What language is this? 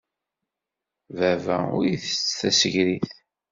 Kabyle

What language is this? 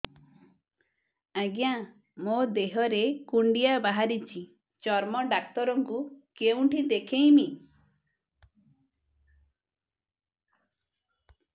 Odia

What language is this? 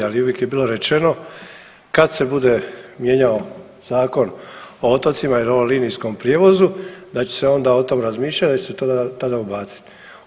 Croatian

